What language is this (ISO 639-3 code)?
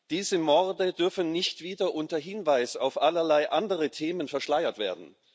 deu